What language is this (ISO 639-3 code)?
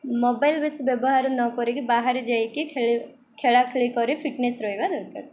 ori